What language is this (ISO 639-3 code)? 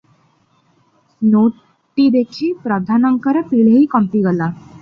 ori